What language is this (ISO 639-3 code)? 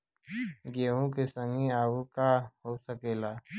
bho